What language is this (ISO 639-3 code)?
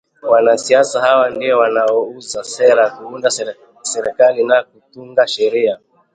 swa